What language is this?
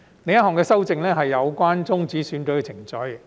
Cantonese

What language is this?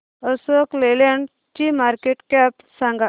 Marathi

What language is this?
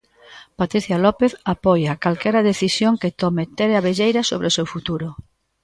Galician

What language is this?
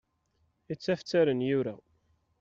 Kabyle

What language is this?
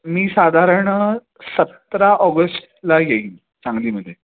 Marathi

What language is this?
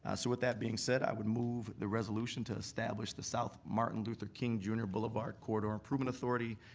English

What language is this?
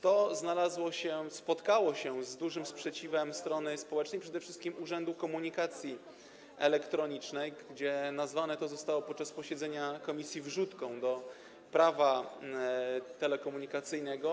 Polish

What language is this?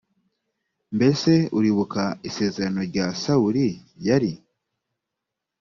Kinyarwanda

